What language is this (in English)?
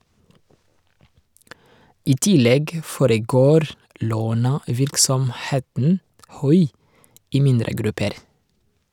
Norwegian